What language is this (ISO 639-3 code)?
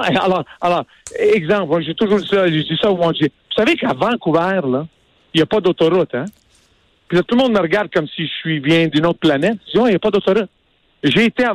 fra